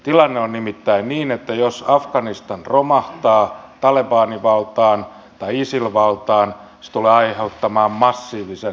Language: Finnish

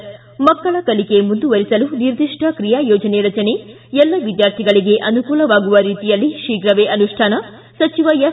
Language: Kannada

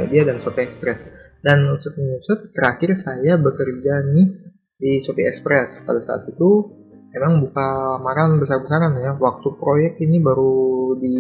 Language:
Indonesian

